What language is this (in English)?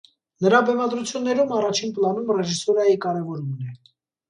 Armenian